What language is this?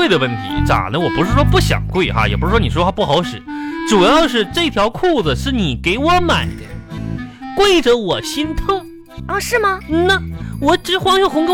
Chinese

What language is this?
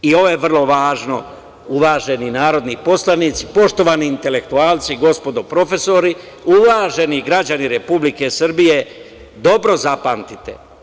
Serbian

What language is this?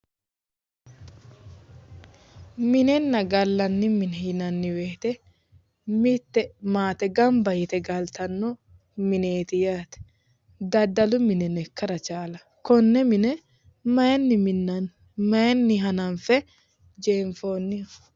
Sidamo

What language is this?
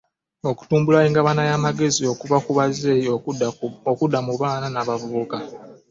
Ganda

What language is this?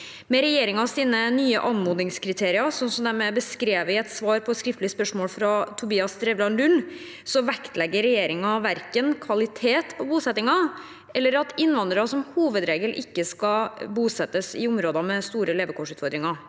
Norwegian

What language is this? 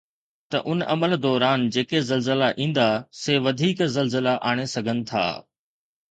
Sindhi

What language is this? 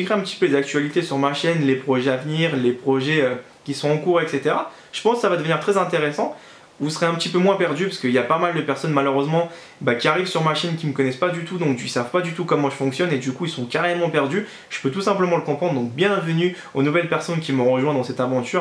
French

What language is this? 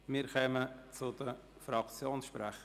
Swiss German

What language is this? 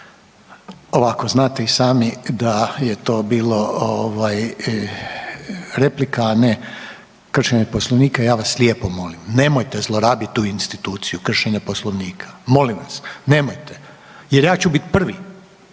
Croatian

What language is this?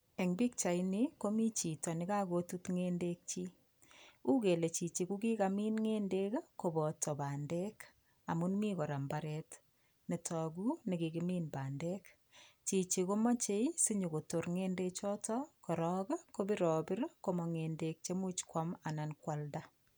Kalenjin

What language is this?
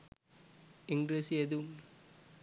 Sinhala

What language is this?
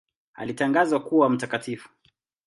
Swahili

